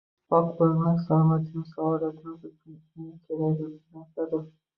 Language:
Uzbek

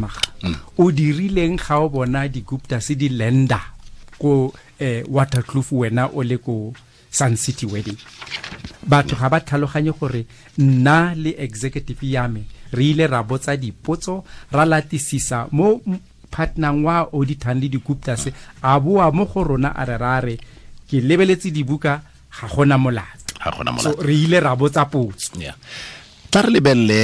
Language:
Filipino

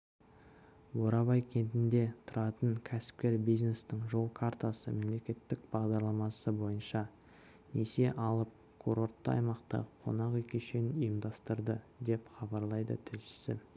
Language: Kazakh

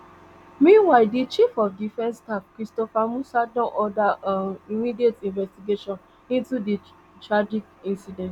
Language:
Nigerian Pidgin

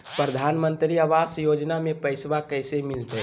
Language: Magahi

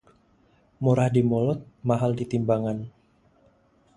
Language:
Indonesian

